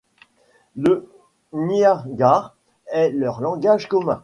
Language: French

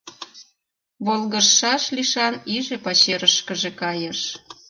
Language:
Mari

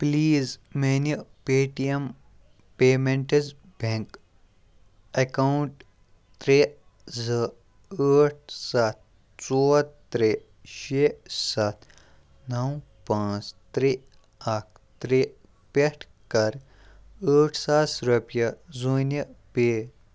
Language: Kashmiri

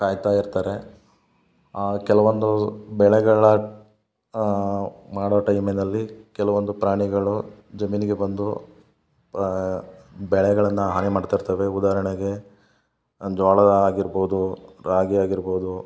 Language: Kannada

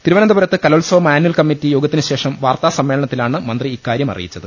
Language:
Malayalam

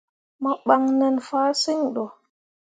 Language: Mundang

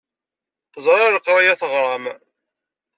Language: Kabyle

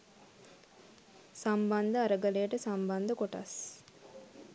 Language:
Sinhala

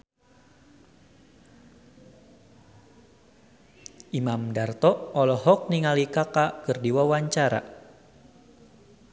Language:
Sundanese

